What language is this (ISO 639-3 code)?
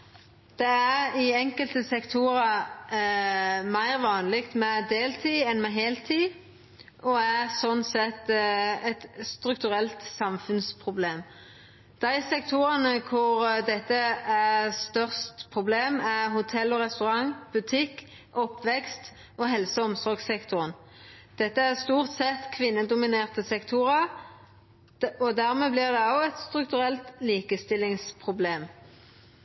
nno